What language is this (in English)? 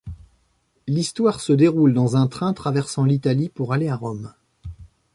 French